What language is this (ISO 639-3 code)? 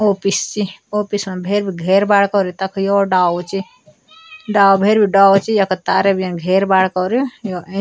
gbm